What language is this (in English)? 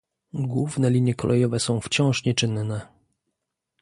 Polish